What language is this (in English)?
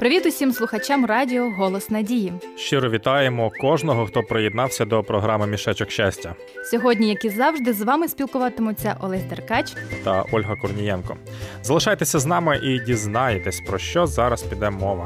Ukrainian